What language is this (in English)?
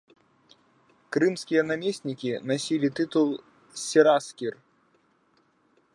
Belarusian